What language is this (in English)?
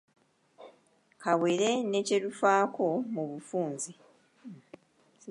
Ganda